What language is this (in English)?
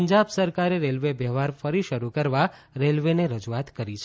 Gujarati